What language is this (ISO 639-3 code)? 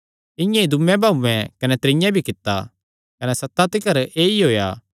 xnr